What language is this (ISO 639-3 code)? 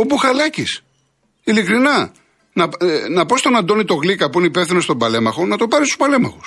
ell